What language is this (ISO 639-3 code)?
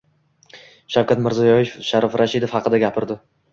uzb